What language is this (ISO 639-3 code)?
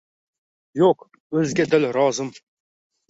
uzb